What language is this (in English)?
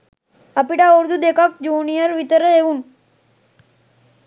Sinhala